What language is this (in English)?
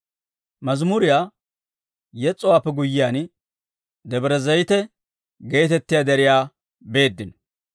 Dawro